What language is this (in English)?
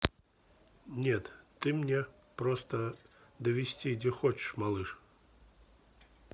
Russian